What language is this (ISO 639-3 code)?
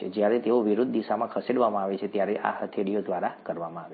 guj